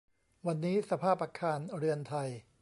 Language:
Thai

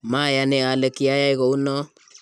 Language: Kalenjin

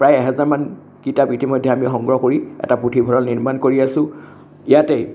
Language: Assamese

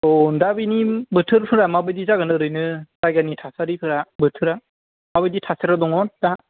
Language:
Bodo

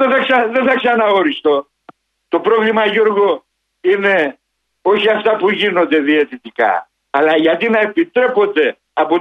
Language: Greek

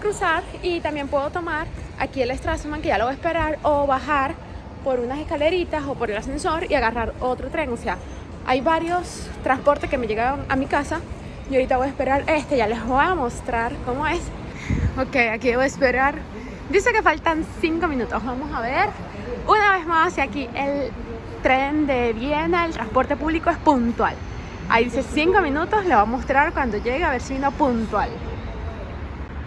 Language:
Spanish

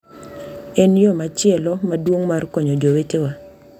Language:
Luo (Kenya and Tanzania)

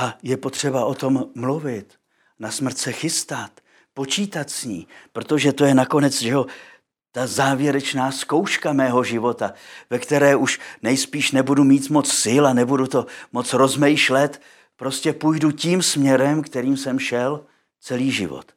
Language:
Czech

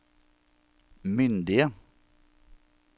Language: Norwegian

